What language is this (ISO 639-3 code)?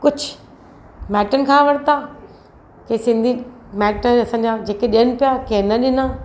snd